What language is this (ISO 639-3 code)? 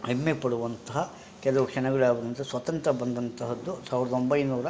kan